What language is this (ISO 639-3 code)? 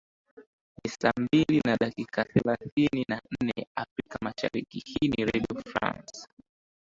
swa